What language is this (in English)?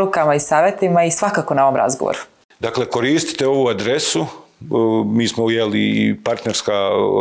Croatian